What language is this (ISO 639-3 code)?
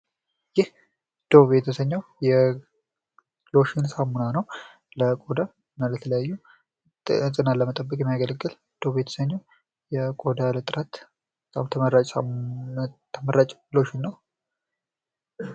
amh